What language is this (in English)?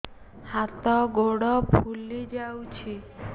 Odia